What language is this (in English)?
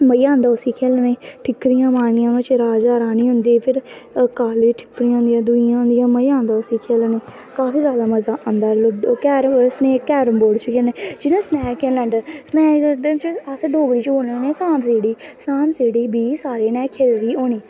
Dogri